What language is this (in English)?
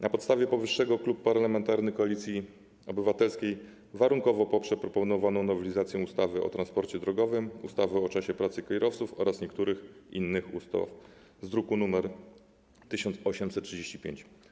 Polish